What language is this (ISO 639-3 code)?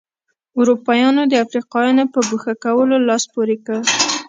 pus